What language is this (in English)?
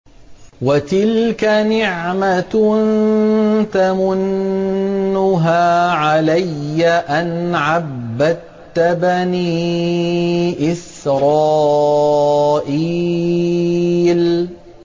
Arabic